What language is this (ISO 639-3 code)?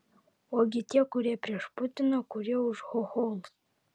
lit